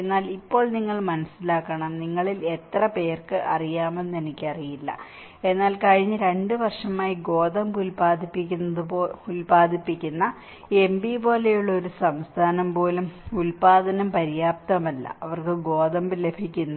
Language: Malayalam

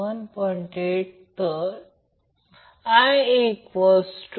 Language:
Marathi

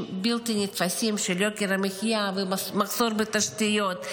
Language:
Hebrew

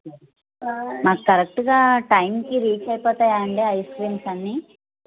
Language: Telugu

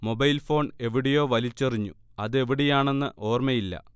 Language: Malayalam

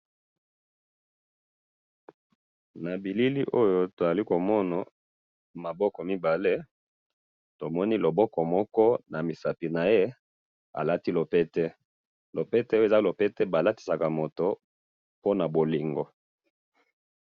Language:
Lingala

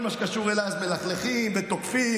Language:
Hebrew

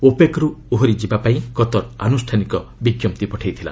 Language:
Odia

